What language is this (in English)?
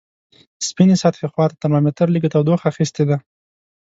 Pashto